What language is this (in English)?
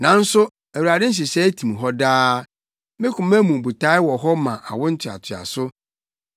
Akan